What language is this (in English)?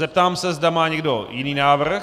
Czech